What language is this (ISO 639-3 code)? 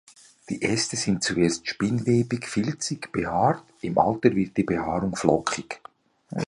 deu